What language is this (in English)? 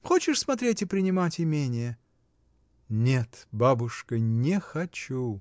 Russian